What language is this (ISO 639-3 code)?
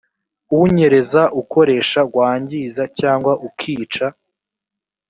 kin